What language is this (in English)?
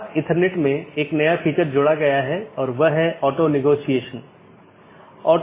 Hindi